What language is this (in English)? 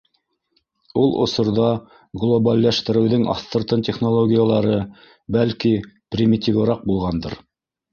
Bashkir